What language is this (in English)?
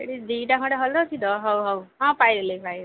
Odia